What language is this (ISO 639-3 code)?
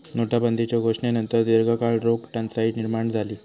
mar